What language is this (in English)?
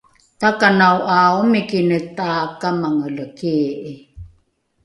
Rukai